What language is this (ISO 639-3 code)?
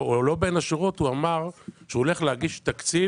heb